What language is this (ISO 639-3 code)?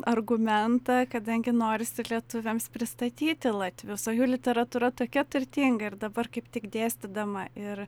lit